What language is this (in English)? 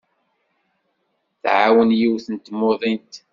Kabyle